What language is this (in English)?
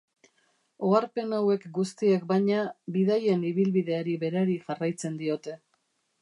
Basque